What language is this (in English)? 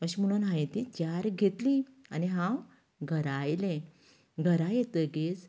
Konkani